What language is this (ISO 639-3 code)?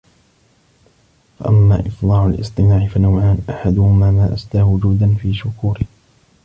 ara